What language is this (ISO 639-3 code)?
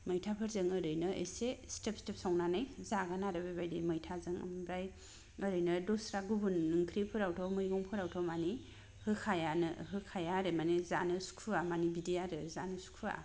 brx